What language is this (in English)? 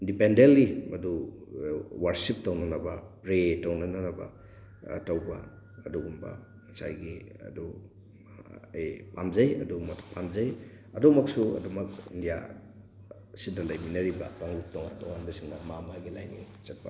Manipuri